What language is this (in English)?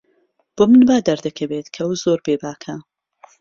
Central Kurdish